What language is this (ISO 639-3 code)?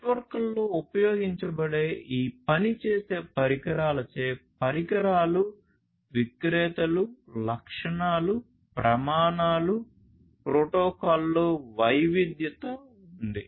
tel